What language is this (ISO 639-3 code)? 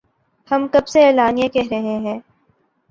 urd